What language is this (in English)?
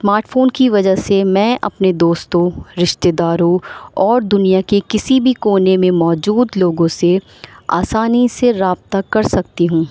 Urdu